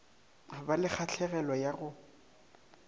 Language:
Northern Sotho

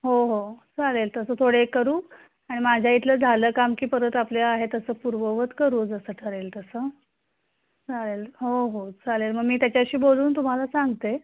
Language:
Marathi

